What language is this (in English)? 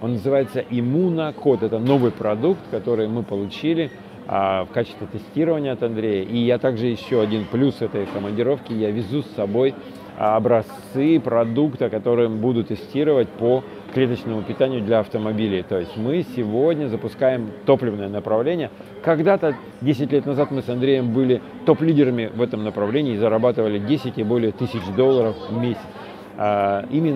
Russian